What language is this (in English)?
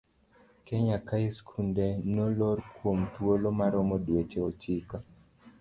Luo (Kenya and Tanzania)